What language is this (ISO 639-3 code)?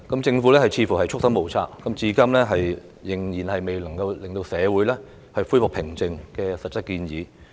yue